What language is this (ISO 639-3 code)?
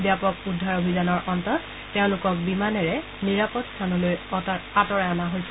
asm